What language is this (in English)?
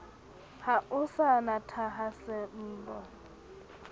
Southern Sotho